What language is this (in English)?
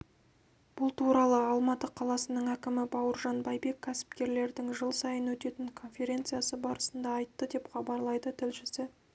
Kazakh